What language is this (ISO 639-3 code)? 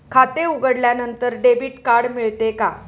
mar